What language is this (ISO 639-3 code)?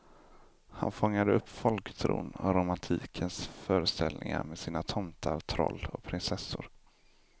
swe